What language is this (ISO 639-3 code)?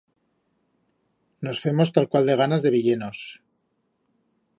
arg